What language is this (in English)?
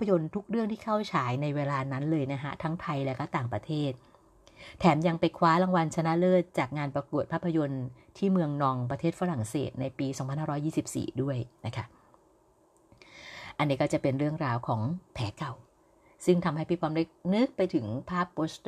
Thai